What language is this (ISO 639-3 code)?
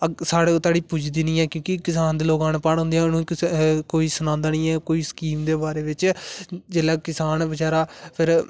doi